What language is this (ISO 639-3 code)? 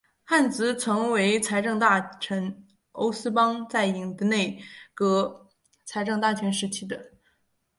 zho